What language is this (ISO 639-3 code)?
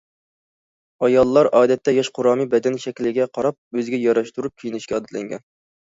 uig